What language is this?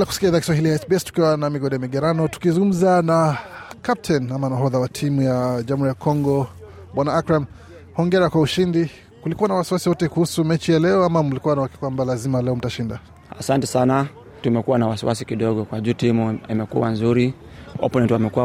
Swahili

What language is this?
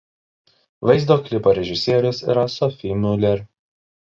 Lithuanian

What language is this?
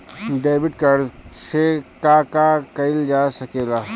Bhojpuri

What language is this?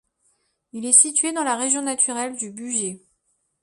French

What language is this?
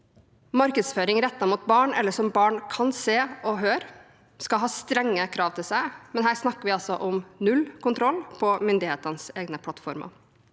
Norwegian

